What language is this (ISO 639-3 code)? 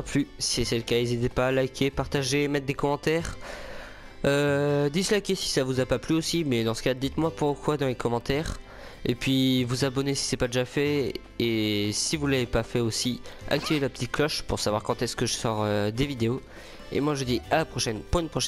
fra